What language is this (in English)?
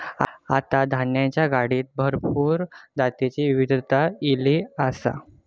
Marathi